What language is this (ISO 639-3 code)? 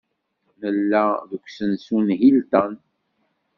kab